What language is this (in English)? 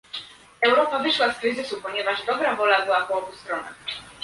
Polish